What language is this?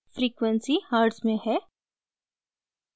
Hindi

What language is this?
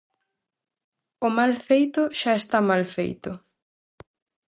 Galician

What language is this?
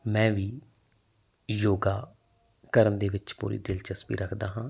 Punjabi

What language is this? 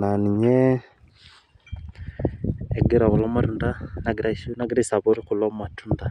Masai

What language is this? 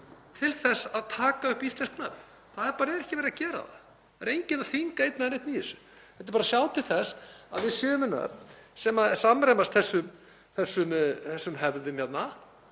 Icelandic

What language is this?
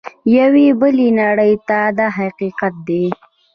Pashto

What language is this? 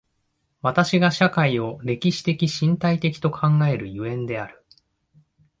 Japanese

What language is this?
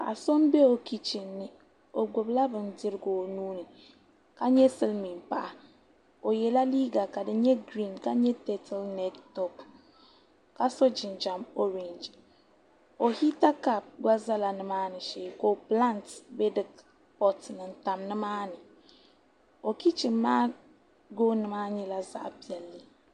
Dagbani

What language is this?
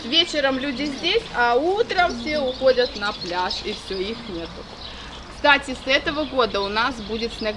Russian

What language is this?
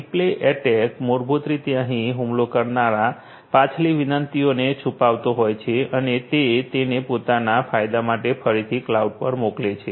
Gujarati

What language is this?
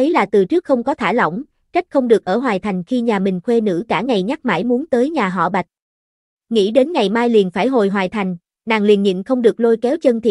Vietnamese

